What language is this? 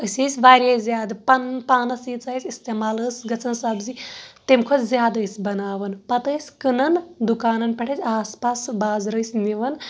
Kashmiri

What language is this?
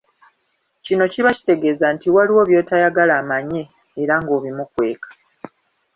Ganda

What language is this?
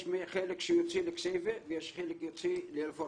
Hebrew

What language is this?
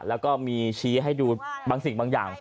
Thai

